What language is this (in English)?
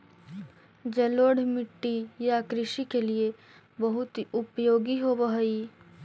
Magahi